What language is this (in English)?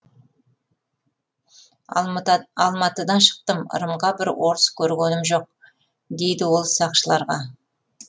Kazakh